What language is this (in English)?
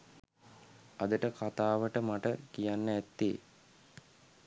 Sinhala